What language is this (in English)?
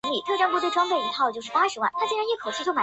Chinese